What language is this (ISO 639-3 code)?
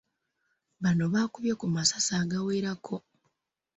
lug